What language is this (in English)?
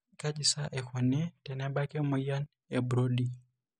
Masai